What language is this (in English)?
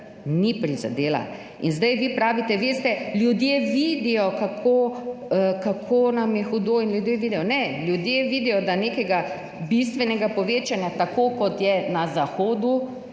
Slovenian